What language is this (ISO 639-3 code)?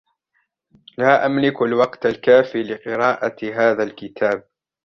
ara